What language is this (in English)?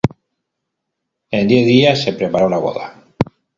Spanish